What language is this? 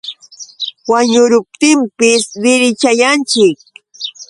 Yauyos Quechua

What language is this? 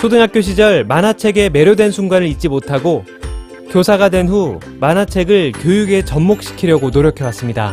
Korean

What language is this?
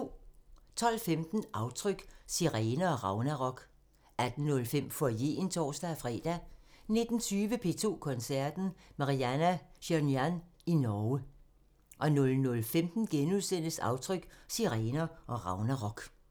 Danish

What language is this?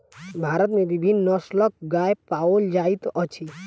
Maithili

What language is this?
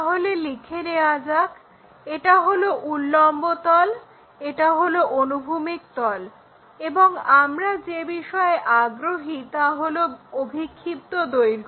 Bangla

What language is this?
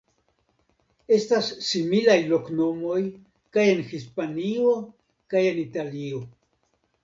Esperanto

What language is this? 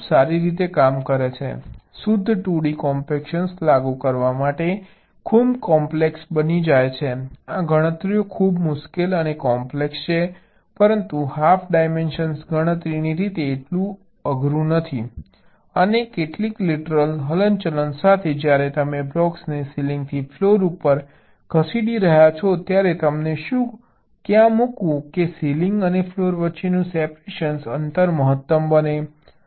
Gujarati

